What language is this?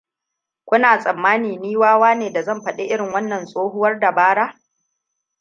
Hausa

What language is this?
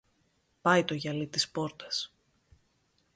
Greek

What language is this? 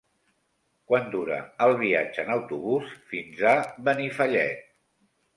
Catalan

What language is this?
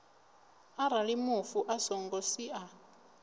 Venda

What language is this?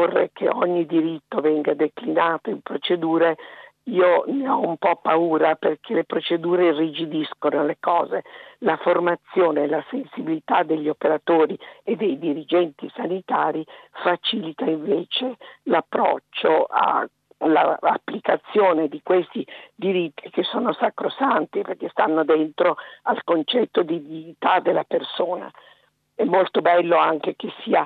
Italian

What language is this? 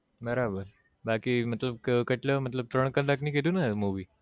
Gujarati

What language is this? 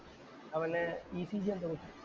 Malayalam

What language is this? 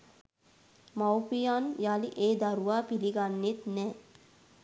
Sinhala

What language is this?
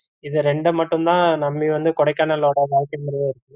Tamil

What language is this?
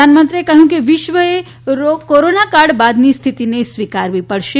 Gujarati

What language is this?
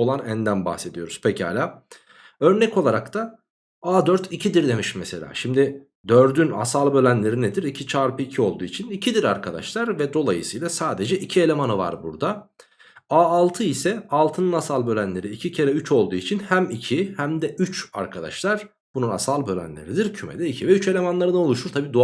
Turkish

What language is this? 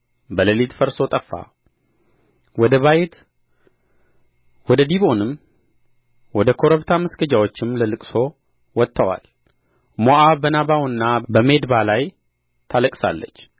Amharic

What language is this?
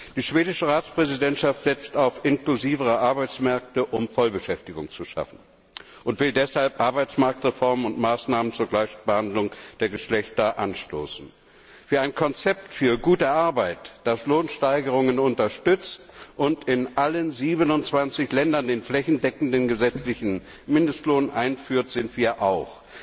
German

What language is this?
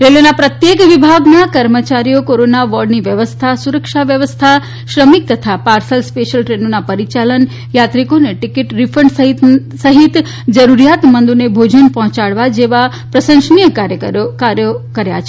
Gujarati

